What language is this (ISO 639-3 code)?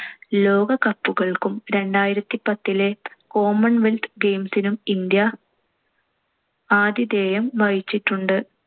mal